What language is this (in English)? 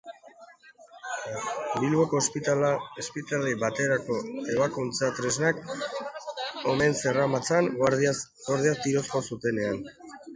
Basque